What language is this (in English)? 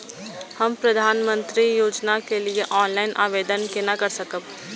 Maithili